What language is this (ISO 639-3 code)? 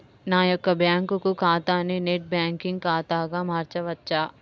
tel